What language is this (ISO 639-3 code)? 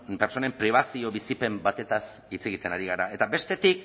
eus